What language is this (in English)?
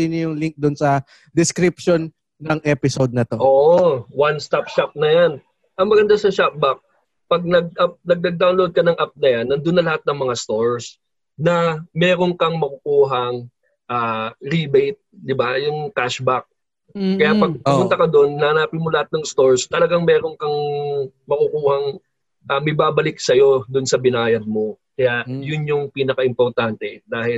Filipino